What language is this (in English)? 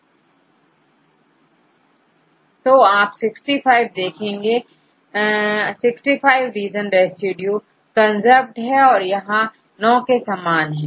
Hindi